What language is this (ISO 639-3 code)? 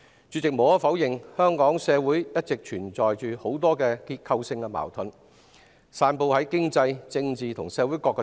yue